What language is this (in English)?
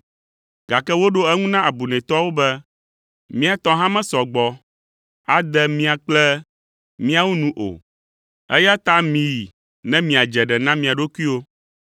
Ewe